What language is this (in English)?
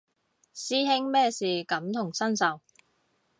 Cantonese